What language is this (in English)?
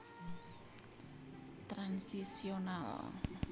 Javanese